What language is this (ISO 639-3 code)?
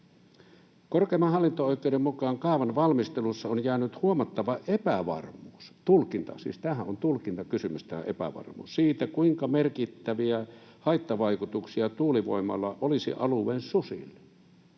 fin